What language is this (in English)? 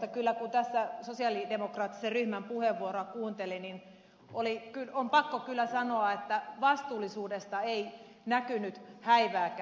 Finnish